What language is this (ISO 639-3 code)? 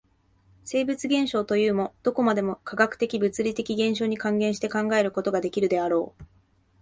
jpn